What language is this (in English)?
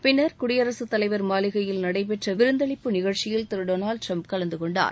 Tamil